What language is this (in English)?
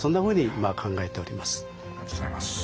Japanese